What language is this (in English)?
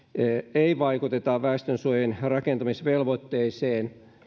Finnish